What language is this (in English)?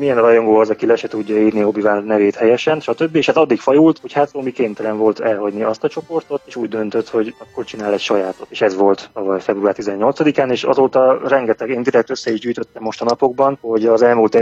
Hungarian